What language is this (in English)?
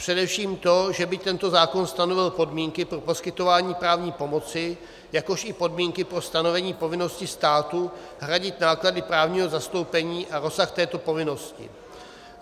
Czech